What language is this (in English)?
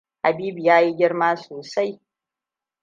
Hausa